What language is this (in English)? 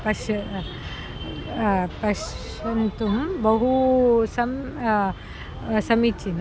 Sanskrit